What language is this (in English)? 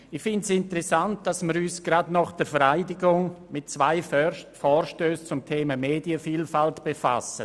Swiss German